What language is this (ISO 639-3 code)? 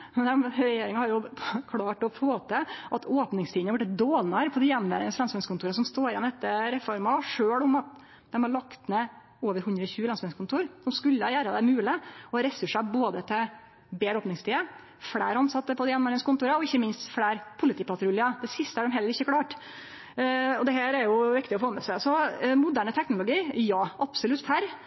nno